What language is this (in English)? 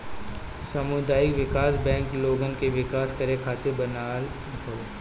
Bhojpuri